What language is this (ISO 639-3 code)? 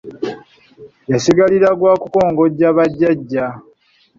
lug